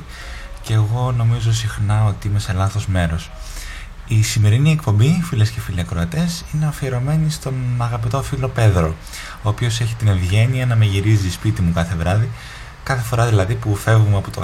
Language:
Greek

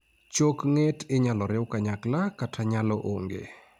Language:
Luo (Kenya and Tanzania)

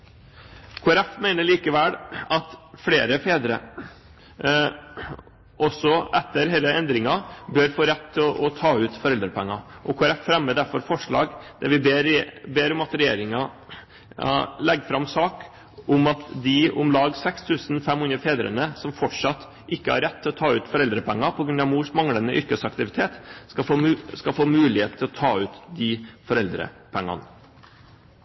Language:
Norwegian Bokmål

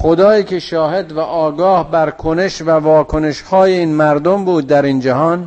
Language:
Persian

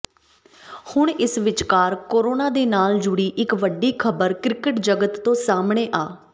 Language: Punjabi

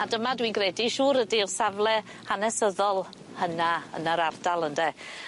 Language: Welsh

